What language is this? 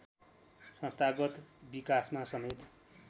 Nepali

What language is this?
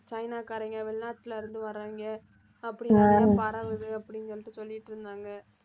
Tamil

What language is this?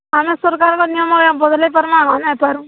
Odia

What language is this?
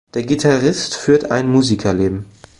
German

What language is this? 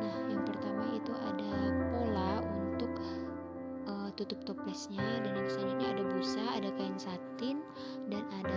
Indonesian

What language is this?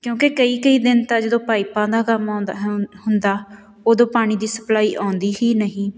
Punjabi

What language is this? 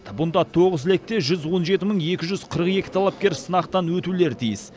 Kazakh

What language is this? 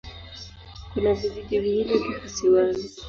Swahili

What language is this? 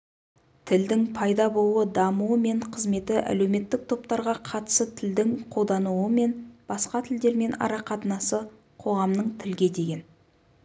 Kazakh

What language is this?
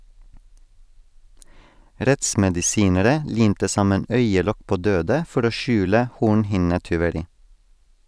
Norwegian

